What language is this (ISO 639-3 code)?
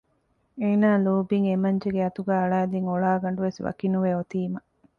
div